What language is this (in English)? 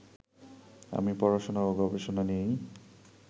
Bangla